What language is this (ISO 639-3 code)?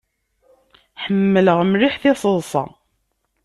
kab